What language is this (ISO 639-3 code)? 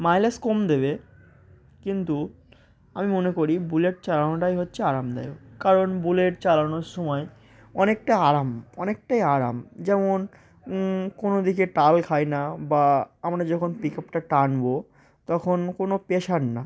ben